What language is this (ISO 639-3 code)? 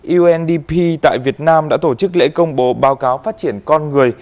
vie